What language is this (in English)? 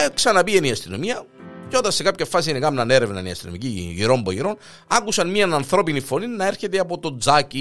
Greek